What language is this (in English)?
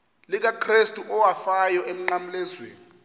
Xhosa